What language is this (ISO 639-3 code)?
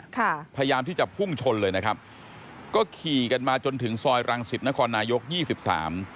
tha